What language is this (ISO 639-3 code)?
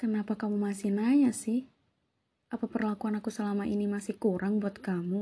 ind